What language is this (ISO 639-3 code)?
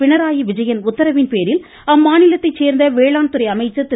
tam